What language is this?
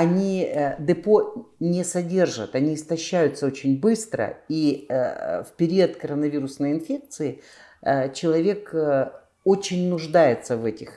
Russian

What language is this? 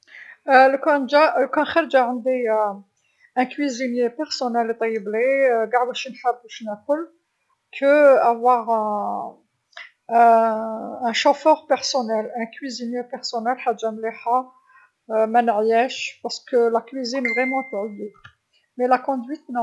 Algerian Arabic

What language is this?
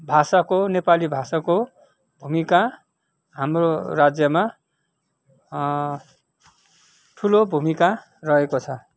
Nepali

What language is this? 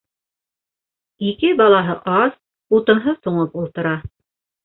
Bashkir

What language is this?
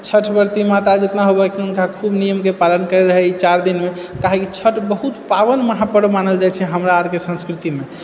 Maithili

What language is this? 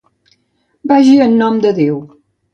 Catalan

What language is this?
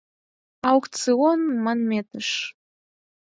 Mari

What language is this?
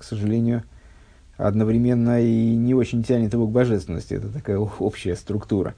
Russian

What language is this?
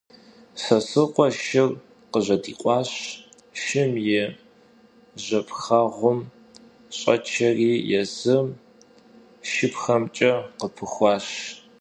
Kabardian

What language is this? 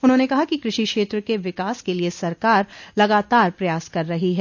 Hindi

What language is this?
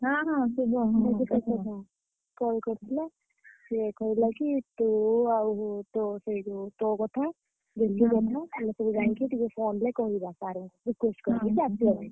Odia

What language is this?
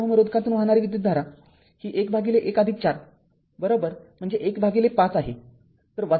Marathi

